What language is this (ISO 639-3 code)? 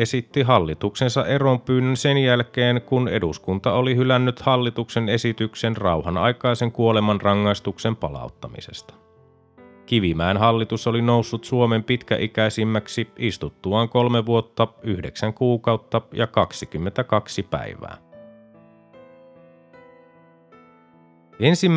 fin